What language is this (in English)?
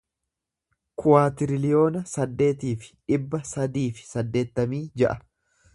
Oromo